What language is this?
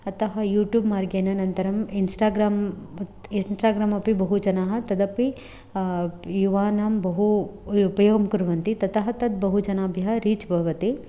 Sanskrit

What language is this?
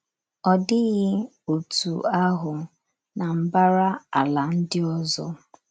Igbo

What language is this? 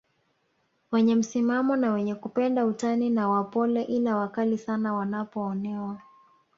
Swahili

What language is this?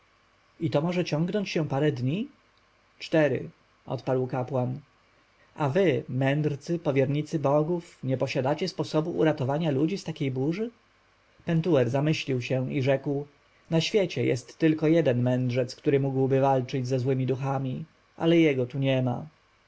Polish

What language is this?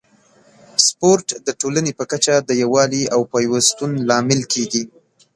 Pashto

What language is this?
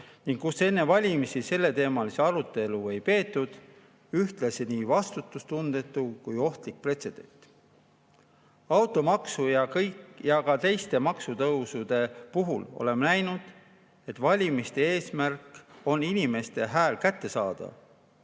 Estonian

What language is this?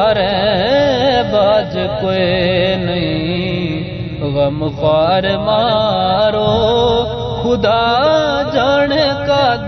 Urdu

